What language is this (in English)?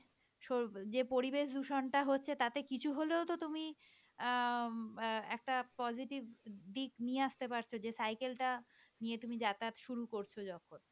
Bangla